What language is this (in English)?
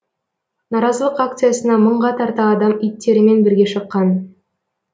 Kazakh